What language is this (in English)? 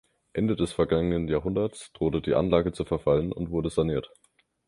German